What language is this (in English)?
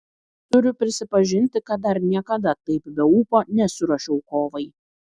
Lithuanian